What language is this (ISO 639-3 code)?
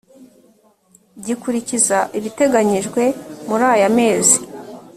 kin